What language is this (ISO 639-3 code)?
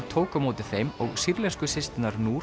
isl